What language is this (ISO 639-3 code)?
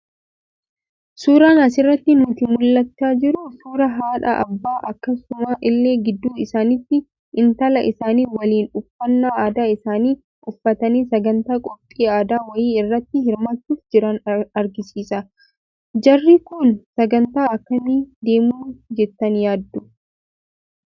orm